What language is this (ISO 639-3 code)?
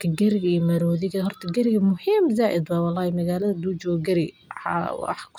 som